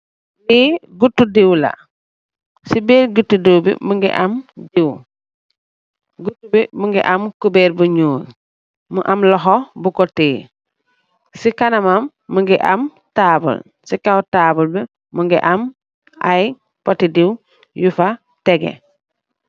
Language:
Wolof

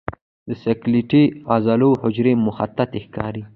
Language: Pashto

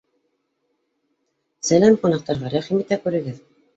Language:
Bashkir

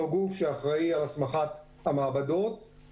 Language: Hebrew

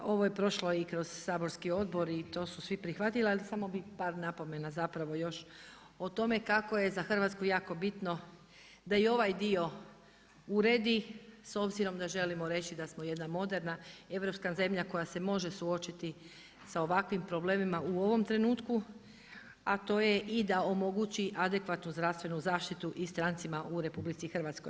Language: Croatian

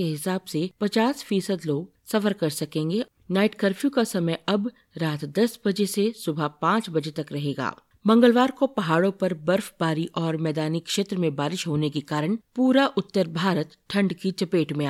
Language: Hindi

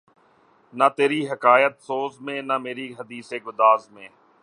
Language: Urdu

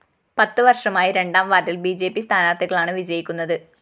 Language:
Malayalam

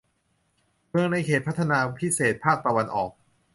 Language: Thai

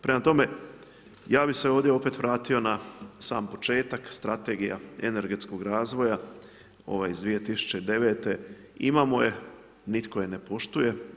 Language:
Croatian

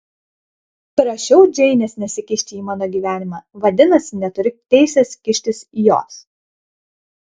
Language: Lithuanian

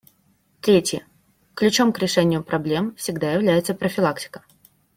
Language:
Russian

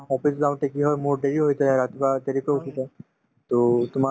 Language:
Assamese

